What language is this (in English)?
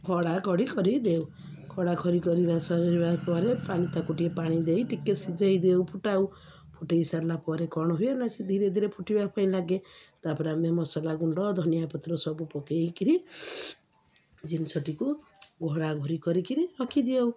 Odia